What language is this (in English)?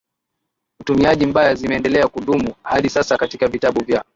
Swahili